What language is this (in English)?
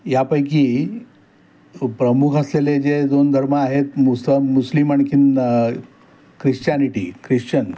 Marathi